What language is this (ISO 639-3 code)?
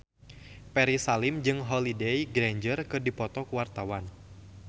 sun